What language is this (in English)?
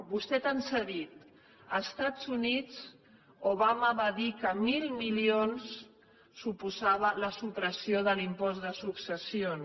Catalan